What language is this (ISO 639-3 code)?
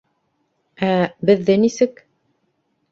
bak